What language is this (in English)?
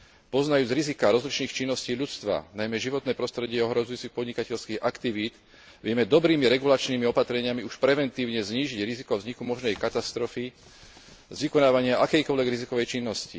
Slovak